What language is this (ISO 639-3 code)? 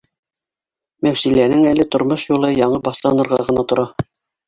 bak